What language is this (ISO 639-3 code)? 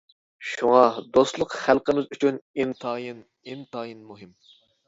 uig